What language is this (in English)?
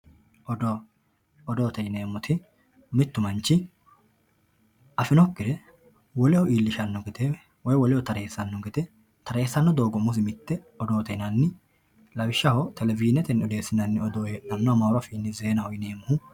Sidamo